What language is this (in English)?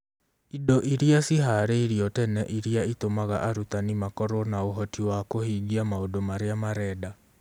Kikuyu